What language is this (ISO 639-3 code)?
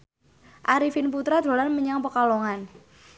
jav